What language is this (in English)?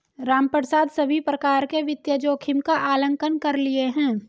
Hindi